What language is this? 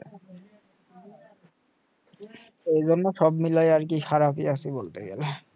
Bangla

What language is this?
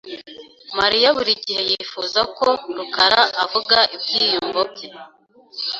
Kinyarwanda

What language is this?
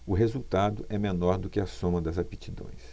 Portuguese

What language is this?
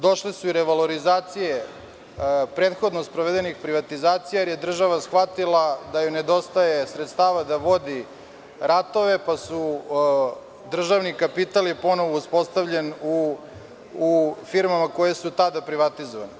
Serbian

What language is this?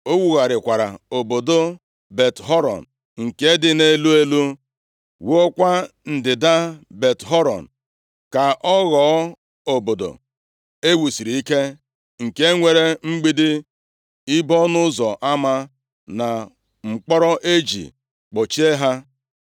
Igbo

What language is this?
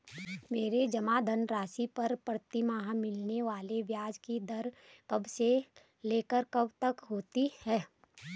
Hindi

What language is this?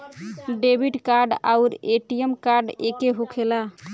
Bhojpuri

